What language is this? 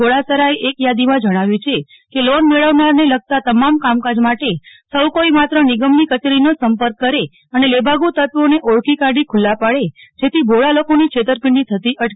Gujarati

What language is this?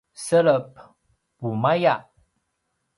Paiwan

